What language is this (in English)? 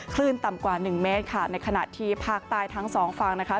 Thai